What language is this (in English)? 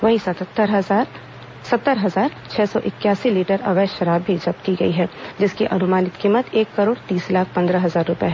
Hindi